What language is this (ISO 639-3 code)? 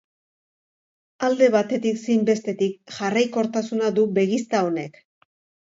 eus